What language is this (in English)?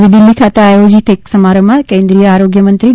Gujarati